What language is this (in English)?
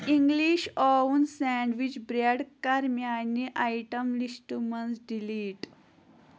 Kashmiri